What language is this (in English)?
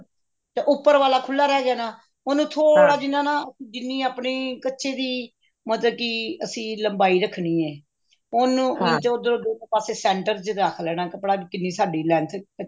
Punjabi